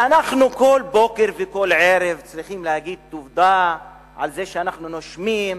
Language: Hebrew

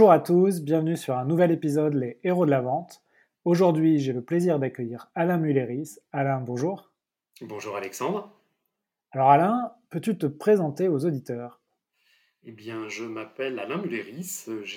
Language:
French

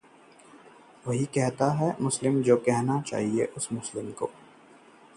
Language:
Hindi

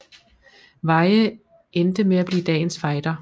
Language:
Danish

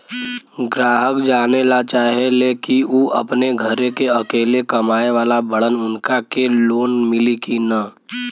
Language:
Bhojpuri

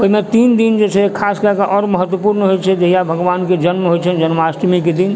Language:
Maithili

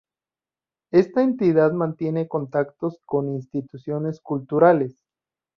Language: Spanish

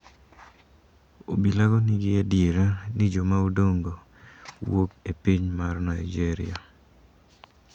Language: Luo (Kenya and Tanzania)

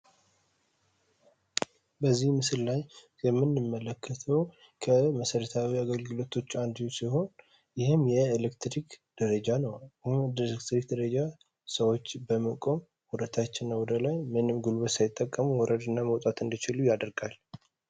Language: Amharic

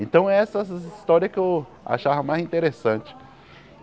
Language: Portuguese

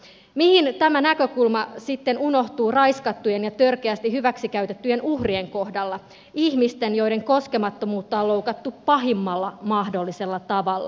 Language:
Finnish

